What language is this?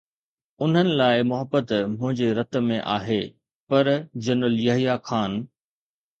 Sindhi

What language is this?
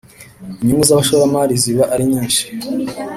Kinyarwanda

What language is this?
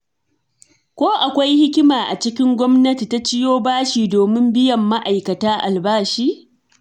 Hausa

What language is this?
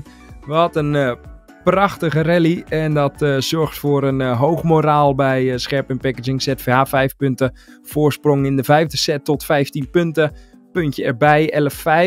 Dutch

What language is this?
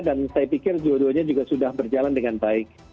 Indonesian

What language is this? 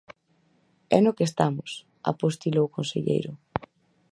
Galician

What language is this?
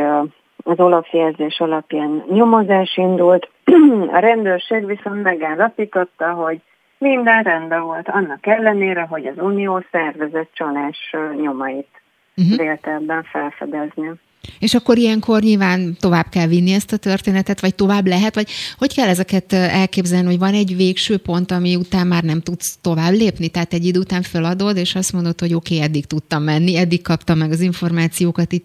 Hungarian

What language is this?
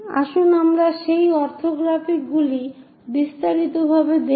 Bangla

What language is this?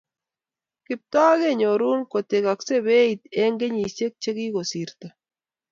Kalenjin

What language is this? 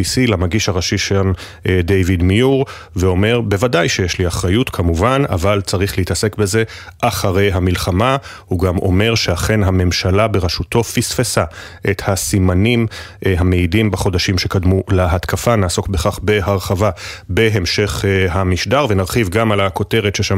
Hebrew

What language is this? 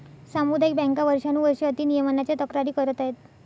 Marathi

